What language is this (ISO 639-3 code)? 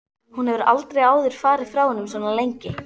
isl